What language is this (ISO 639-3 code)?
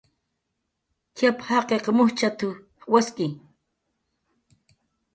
jqr